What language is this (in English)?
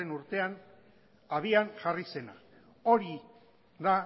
Basque